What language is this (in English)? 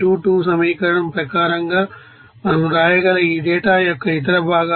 Telugu